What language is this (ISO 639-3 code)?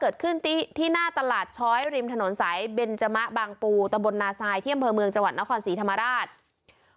tha